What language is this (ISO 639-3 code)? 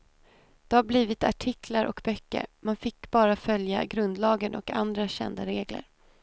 swe